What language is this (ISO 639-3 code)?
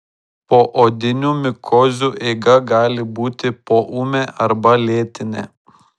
lit